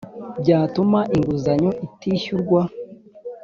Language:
Kinyarwanda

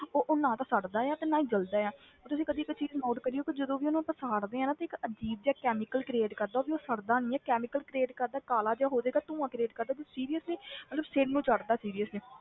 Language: Punjabi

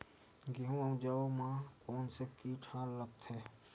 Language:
Chhattisgarhi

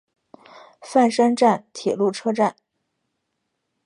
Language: Chinese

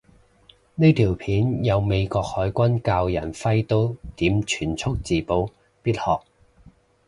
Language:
Cantonese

